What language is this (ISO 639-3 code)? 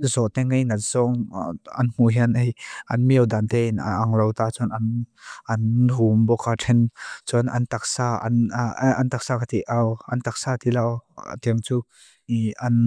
lus